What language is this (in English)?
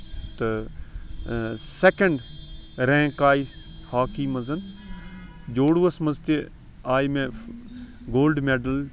Kashmiri